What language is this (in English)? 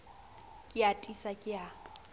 Southern Sotho